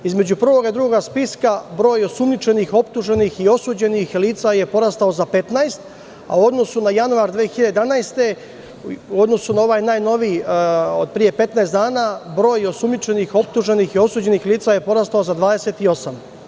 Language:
Serbian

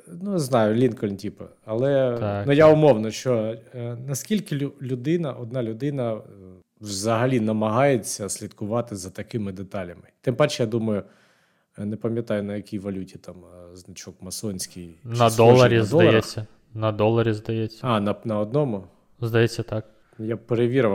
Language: Ukrainian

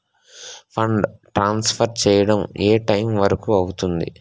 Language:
Telugu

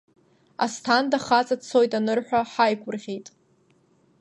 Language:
Abkhazian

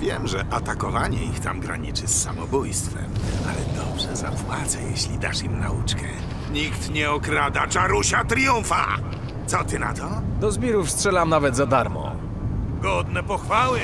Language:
Polish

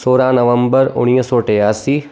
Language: Sindhi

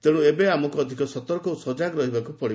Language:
Odia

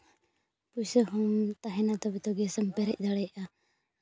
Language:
Santali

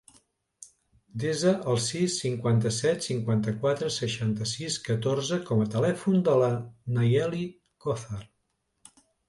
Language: Catalan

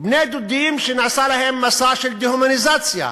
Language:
Hebrew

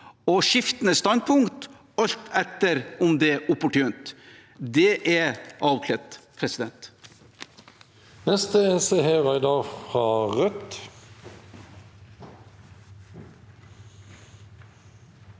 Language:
Norwegian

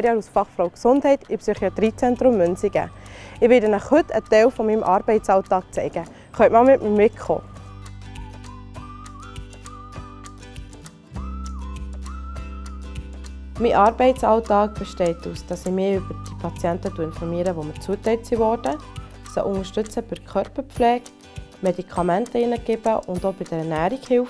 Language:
German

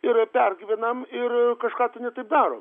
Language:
Lithuanian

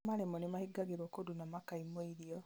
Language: Kikuyu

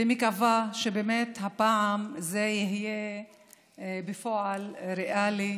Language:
Hebrew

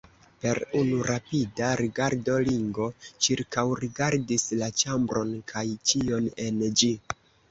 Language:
Esperanto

